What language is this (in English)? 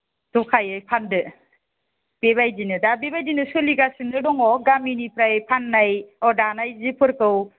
Bodo